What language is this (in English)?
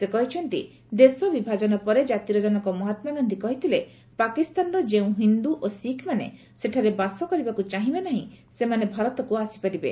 Odia